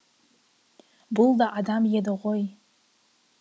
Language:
Kazakh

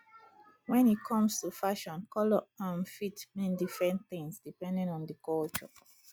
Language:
Nigerian Pidgin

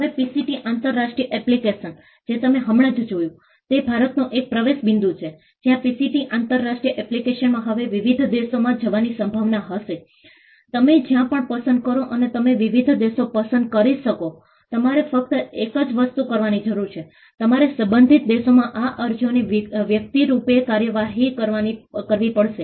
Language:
Gujarati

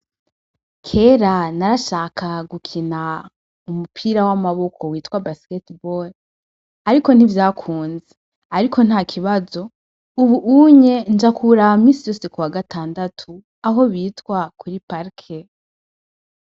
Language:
Rundi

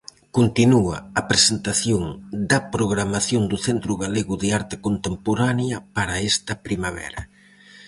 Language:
Galician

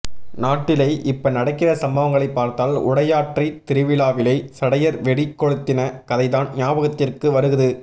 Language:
Tamil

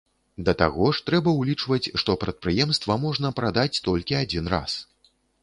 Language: Belarusian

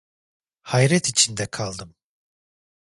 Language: Turkish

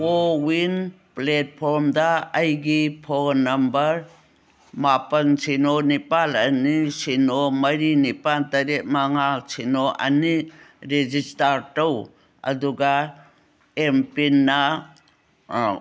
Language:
Manipuri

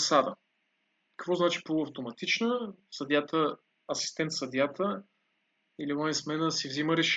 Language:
Bulgarian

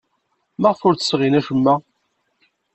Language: Kabyle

